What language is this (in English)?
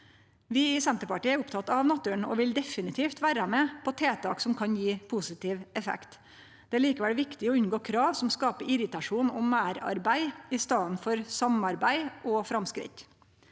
Norwegian